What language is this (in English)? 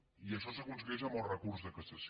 Catalan